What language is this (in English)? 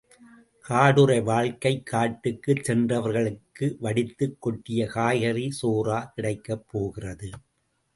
Tamil